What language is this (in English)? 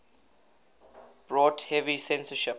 English